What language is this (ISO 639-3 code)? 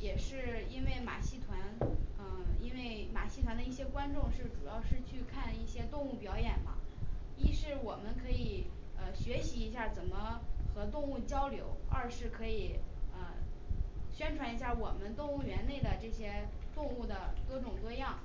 zho